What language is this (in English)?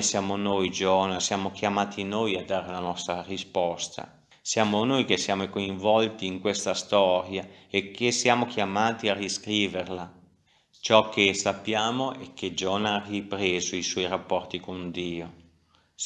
Italian